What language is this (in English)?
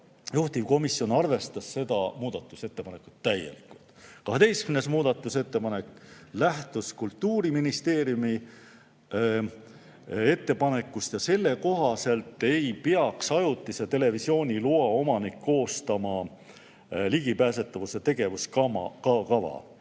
Estonian